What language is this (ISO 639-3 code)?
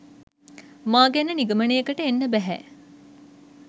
sin